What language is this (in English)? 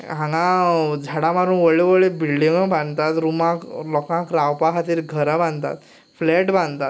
Konkani